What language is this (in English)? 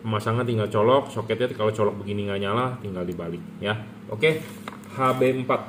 Indonesian